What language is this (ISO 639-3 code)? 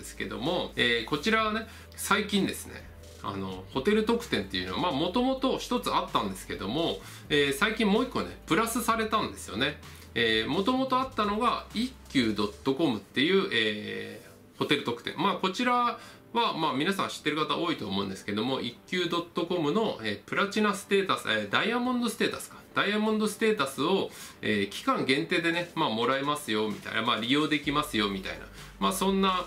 jpn